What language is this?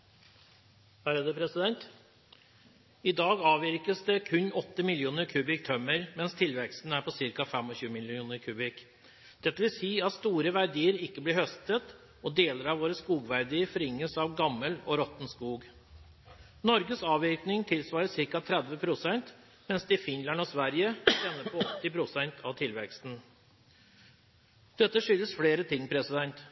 Norwegian Bokmål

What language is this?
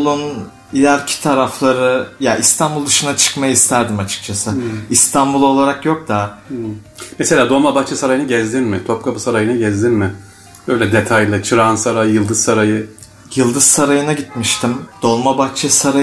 Turkish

